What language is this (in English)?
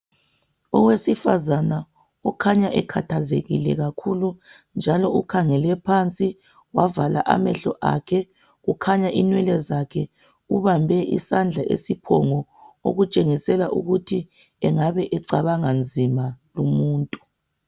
North Ndebele